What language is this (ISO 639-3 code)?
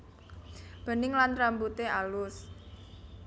jav